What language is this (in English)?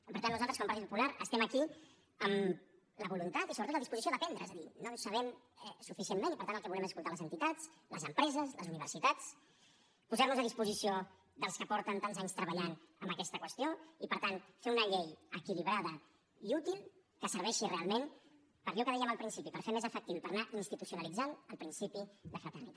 Catalan